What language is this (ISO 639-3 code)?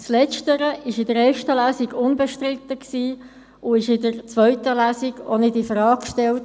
gsw